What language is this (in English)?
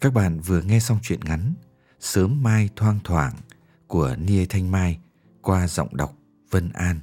Vietnamese